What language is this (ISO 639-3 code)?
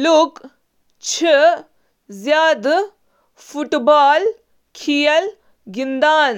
kas